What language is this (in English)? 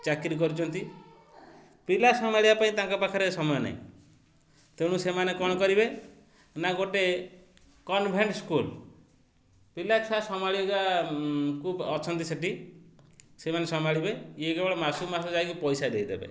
Odia